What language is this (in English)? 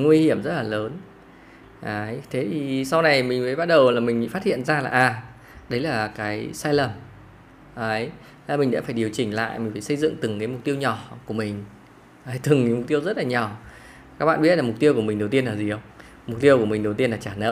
Vietnamese